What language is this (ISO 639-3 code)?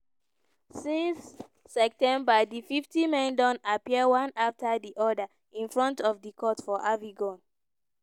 pcm